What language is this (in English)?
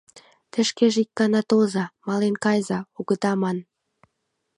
Mari